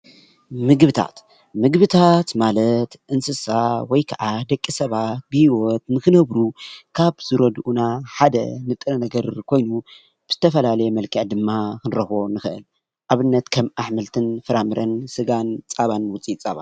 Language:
Tigrinya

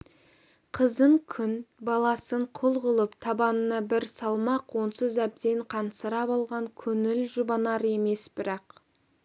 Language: Kazakh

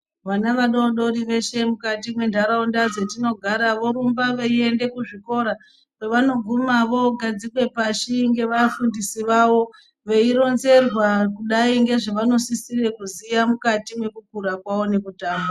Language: Ndau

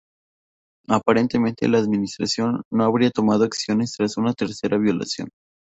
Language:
Spanish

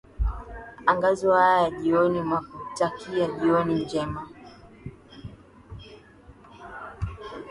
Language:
Swahili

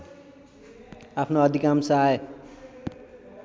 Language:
Nepali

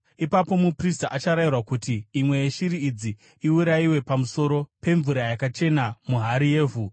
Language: Shona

